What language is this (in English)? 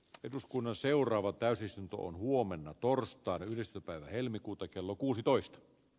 Finnish